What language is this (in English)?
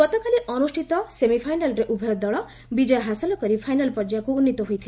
Odia